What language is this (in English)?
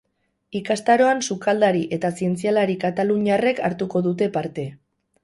Basque